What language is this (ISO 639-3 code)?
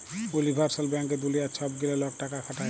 ben